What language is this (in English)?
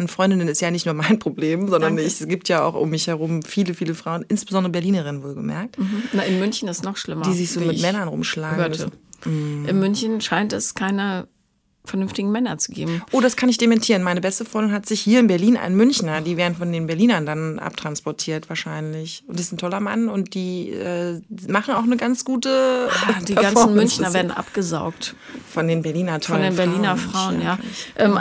German